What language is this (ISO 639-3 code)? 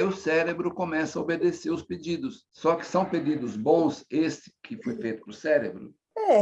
por